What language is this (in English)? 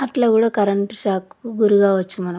Telugu